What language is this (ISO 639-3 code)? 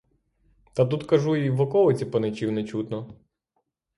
ukr